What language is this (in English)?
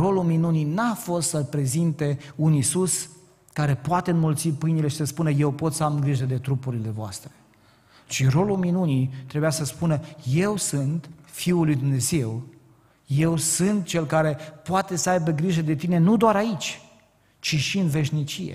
Romanian